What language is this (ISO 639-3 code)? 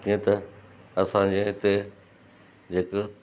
snd